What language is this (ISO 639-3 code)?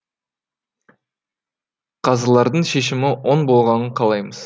kaz